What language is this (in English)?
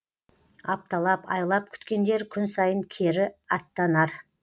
Kazakh